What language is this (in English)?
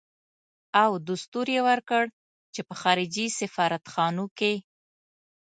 Pashto